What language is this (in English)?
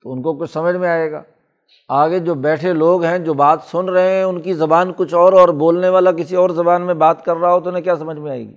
Urdu